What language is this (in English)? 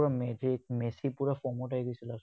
Assamese